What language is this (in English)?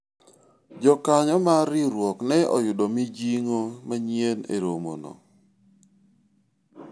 Luo (Kenya and Tanzania)